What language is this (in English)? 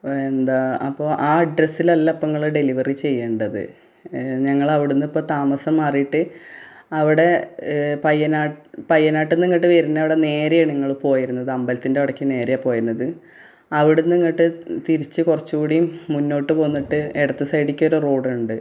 Malayalam